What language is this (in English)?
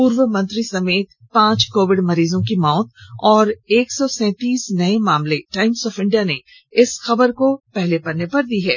Hindi